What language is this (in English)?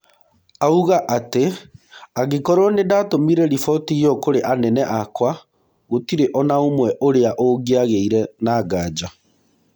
Kikuyu